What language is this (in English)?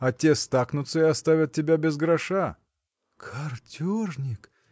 Russian